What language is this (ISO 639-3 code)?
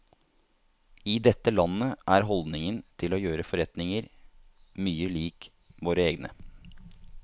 nor